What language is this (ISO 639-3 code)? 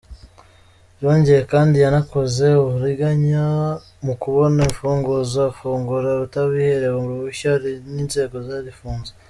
kin